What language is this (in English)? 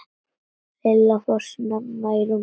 Icelandic